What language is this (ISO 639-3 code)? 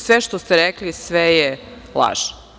srp